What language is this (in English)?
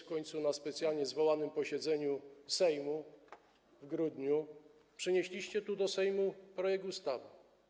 Polish